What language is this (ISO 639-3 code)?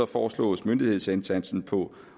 dan